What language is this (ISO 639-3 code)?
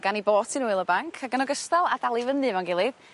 cym